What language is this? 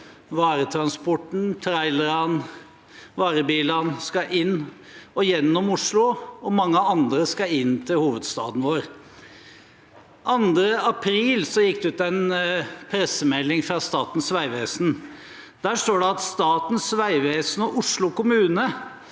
Norwegian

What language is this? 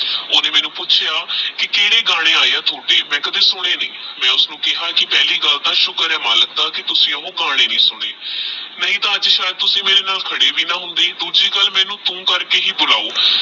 Punjabi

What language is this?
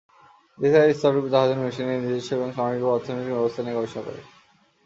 Bangla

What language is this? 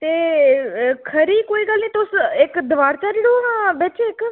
Dogri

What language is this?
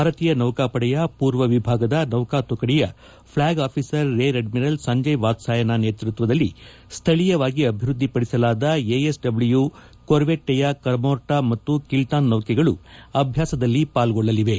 Kannada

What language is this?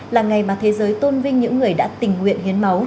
Vietnamese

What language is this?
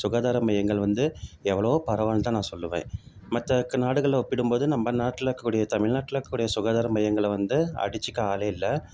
Tamil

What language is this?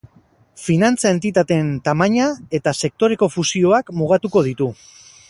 Basque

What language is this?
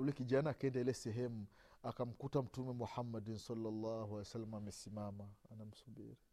Swahili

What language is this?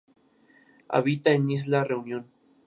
Spanish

